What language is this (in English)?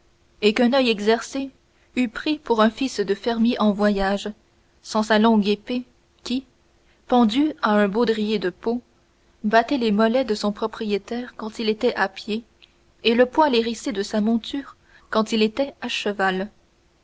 French